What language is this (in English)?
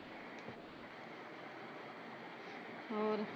Punjabi